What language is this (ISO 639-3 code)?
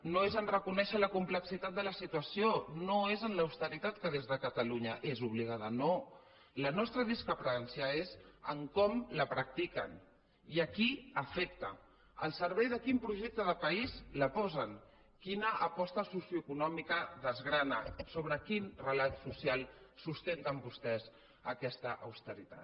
cat